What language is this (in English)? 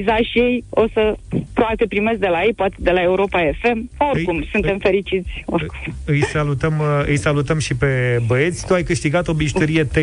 Romanian